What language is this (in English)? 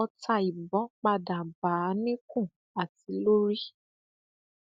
Yoruba